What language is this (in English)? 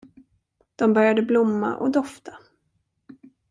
Swedish